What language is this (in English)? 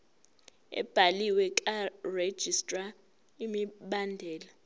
Zulu